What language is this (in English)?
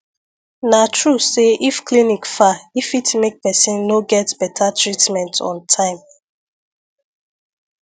Nigerian Pidgin